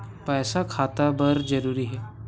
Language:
Chhattisgarhi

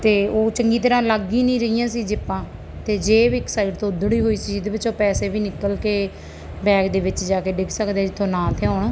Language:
Punjabi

